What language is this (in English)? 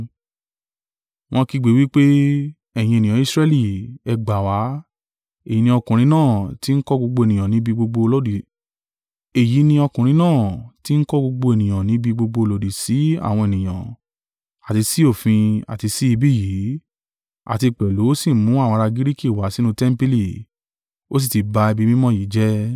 Yoruba